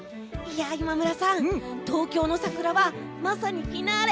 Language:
Japanese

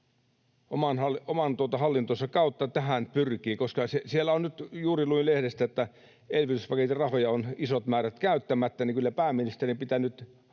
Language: Finnish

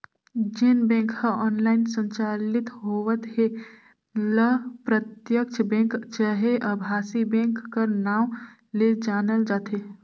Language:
Chhattisgarhi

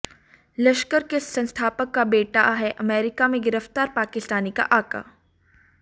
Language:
Hindi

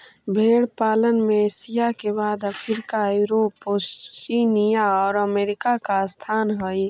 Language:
Magahi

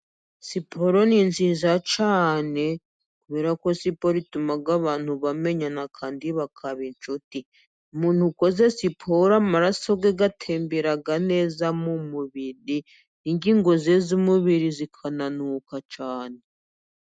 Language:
Kinyarwanda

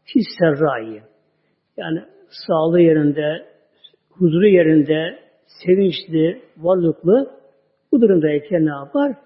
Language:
Turkish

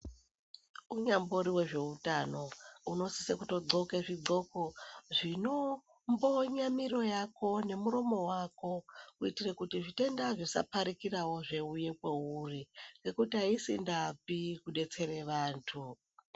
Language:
Ndau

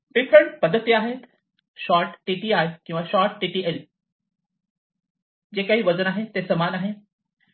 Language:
Marathi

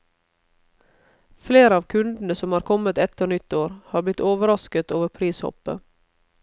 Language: Norwegian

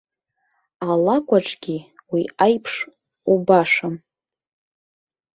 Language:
Abkhazian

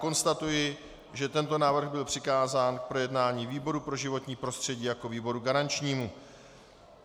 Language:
Czech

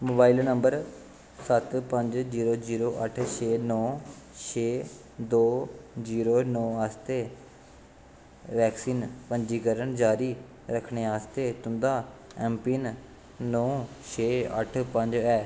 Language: Dogri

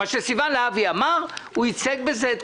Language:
Hebrew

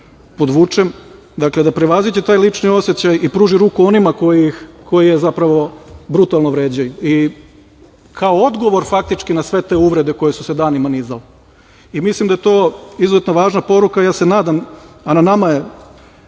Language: Serbian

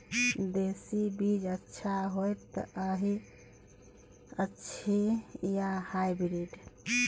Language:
Maithili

